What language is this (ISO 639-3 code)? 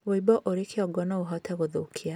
kik